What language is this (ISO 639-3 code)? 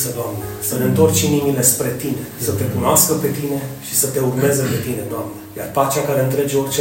ron